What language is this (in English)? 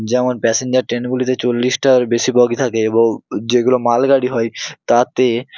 Bangla